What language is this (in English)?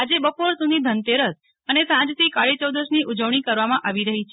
Gujarati